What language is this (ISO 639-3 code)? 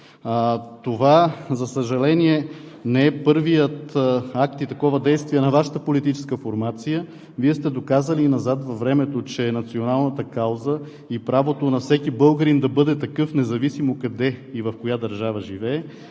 bul